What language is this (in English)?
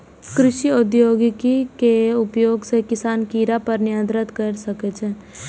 Maithili